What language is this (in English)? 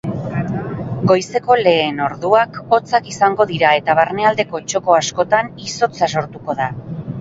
Basque